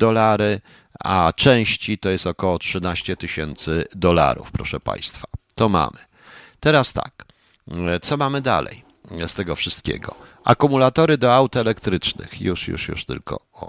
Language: Polish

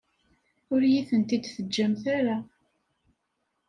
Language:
Kabyle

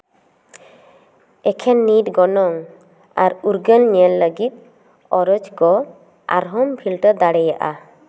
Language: Santali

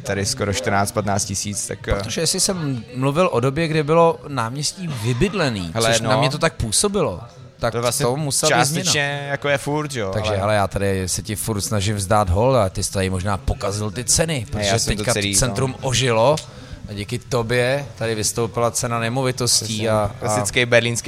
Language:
Czech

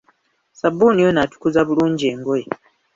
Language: Ganda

